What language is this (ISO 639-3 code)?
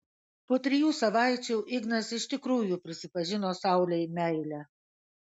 lit